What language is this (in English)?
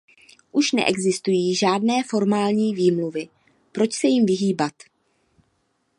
Czech